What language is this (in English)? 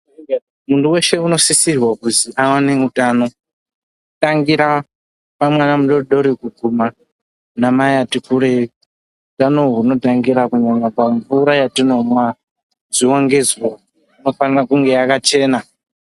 Ndau